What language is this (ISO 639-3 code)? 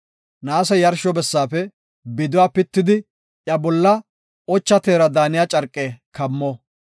gof